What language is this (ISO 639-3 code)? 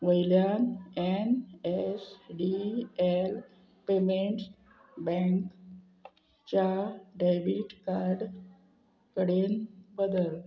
kok